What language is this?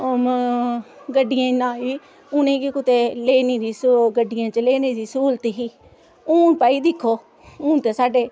Dogri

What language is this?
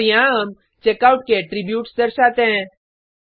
Hindi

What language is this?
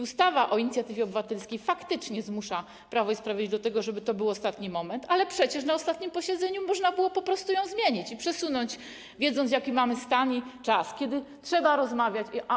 Polish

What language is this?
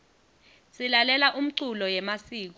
Swati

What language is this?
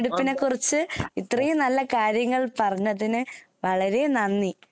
Malayalam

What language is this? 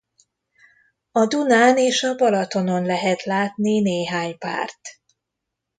Hungarian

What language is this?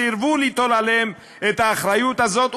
Hebrew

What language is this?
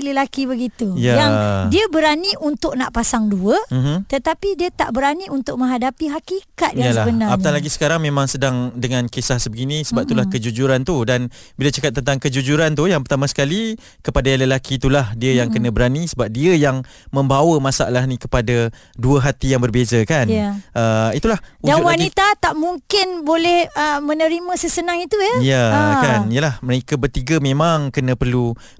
Malay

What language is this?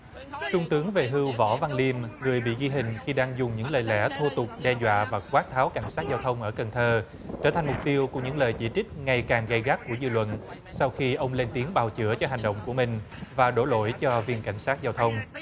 Vietnamese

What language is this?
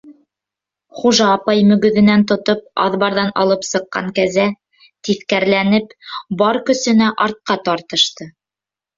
Bashkir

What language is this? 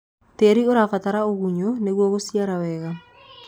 Kikuyu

